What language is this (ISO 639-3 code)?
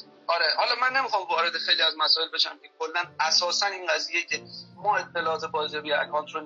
fas